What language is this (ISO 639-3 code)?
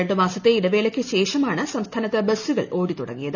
mal